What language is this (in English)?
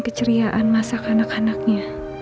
Indonesian